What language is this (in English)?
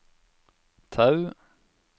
Norwegian